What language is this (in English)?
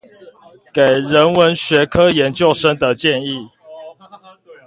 Chinese